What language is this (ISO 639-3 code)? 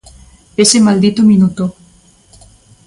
glg